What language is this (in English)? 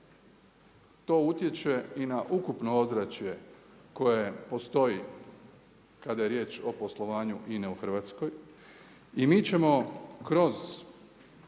Croatian